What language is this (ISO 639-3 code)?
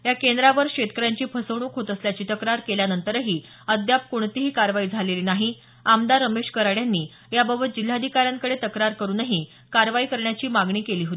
mar